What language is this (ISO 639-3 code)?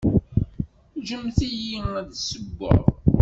kab